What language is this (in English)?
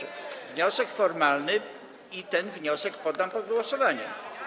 Polish